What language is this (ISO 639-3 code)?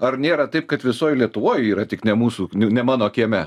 lit